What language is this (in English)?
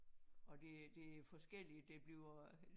Danish